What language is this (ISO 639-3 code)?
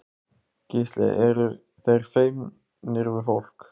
isl